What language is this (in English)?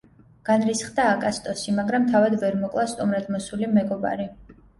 Georgian